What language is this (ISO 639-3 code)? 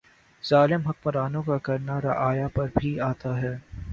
urd